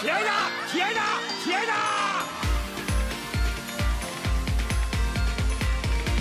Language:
Japanese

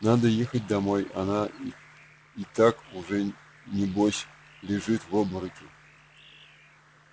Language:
Russian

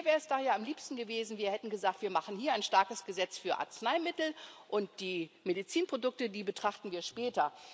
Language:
German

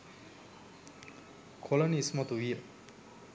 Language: Sinhala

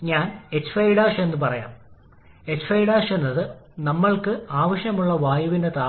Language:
Malayalam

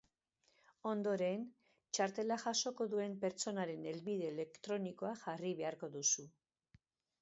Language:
Basque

